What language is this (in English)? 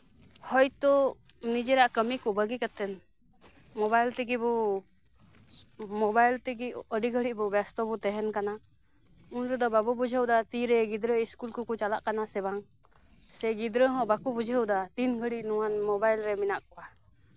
Santali